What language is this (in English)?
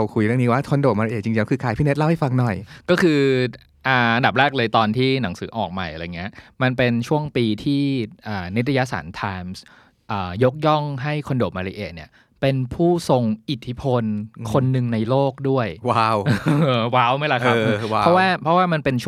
Thai